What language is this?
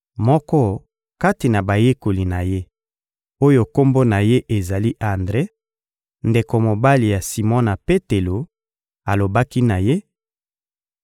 Lingala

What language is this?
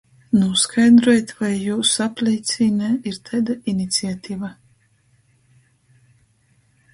Latgalian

